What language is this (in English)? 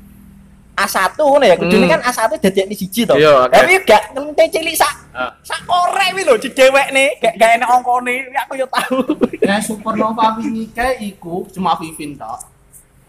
Indonesian